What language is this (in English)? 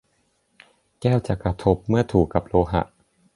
Thai